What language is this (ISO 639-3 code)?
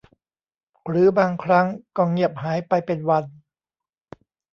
tha